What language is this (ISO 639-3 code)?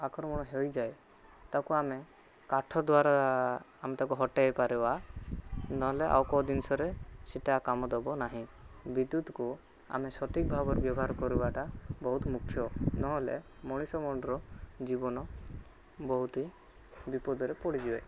ori